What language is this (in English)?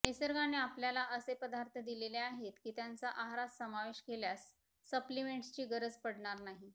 Marathi